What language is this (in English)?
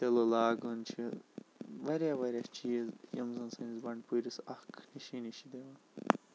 Kashmiri